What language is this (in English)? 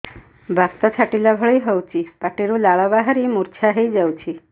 Odia